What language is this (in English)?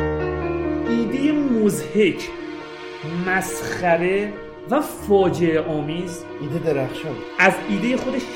Persian